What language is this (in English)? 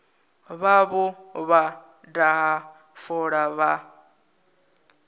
Venda